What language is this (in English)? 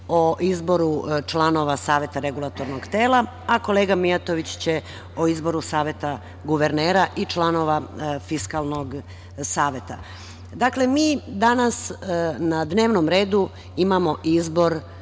Serbian